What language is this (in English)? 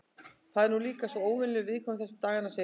Icelandic